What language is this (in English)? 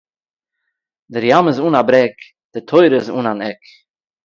Yiddish